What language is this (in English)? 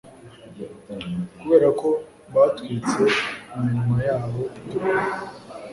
Kinyarwanda